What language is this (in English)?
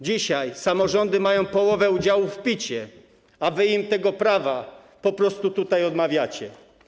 Polish